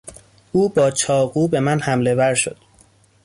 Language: Persian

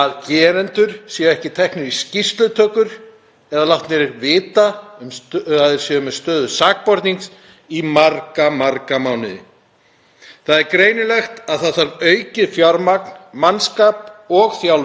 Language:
Icelandic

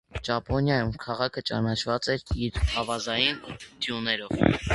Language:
Armenian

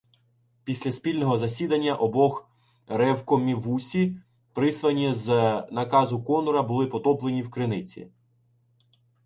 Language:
Ukrainian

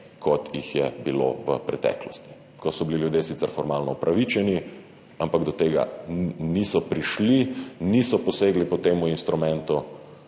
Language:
Slovenian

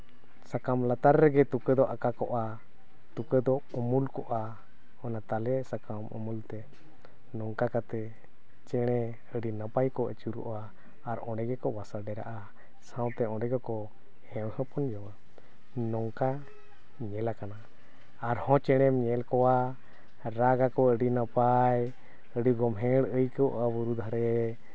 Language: Santali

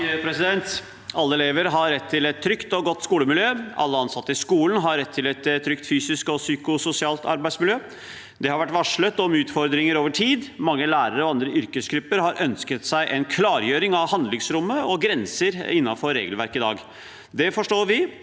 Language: Norwegian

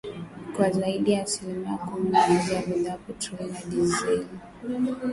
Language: Swahili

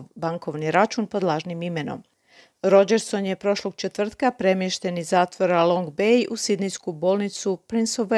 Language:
Croatian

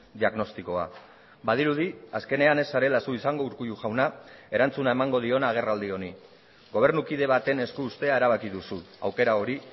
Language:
Basque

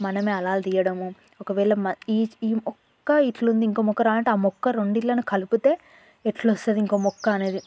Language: Telugu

